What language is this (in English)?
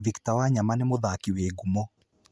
Kikuyu